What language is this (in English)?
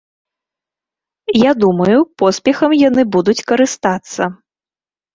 Belarusian